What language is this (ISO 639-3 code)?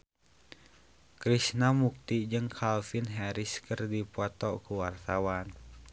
sun